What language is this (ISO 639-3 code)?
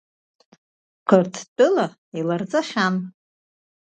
abk